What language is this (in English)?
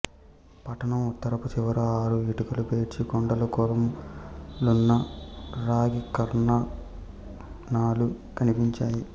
Telugu